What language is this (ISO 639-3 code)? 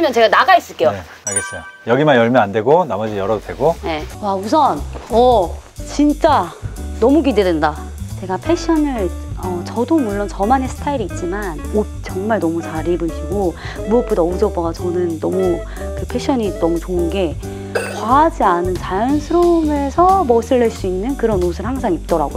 kor